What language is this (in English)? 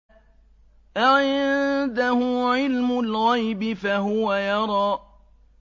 Arabic